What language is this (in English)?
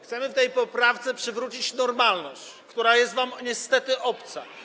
Polish